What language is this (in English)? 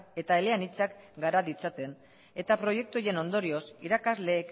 Basque